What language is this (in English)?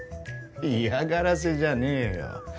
Japanese